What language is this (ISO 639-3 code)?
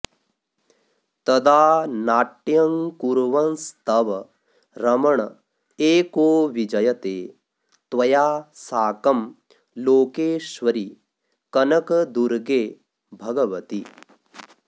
san